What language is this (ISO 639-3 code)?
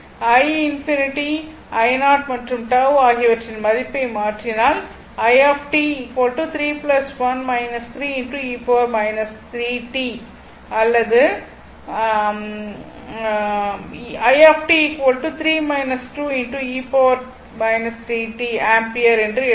tam